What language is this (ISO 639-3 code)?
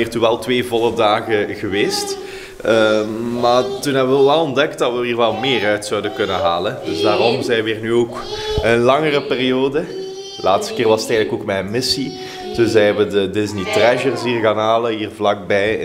nld